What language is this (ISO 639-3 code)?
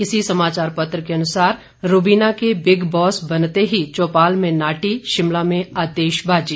hin